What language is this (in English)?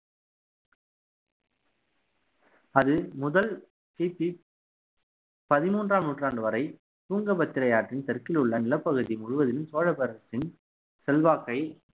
Tamil